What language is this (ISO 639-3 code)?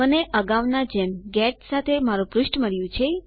guj